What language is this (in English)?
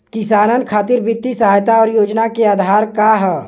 Bhojpuri